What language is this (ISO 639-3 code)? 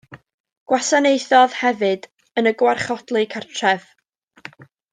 cym